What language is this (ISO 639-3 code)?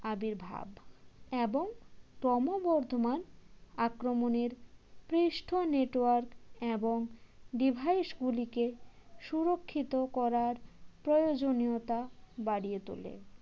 ben